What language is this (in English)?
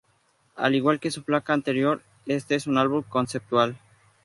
Spanish